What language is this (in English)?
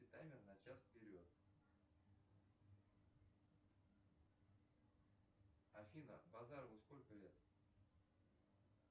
Russian